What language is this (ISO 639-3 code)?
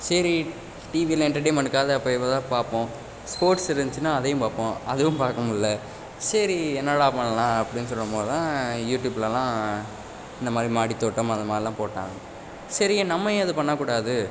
tam